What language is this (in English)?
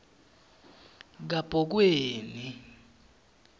Swati